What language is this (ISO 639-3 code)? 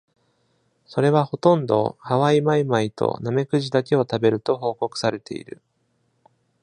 jpn